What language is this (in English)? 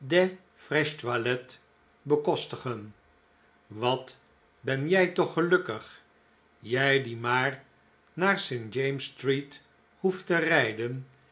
Dutch